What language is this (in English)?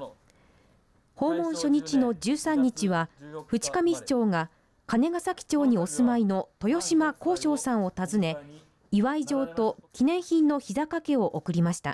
Japanese